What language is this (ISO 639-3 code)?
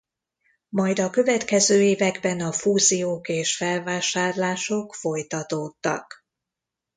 hun